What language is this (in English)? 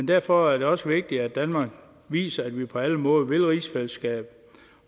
Danish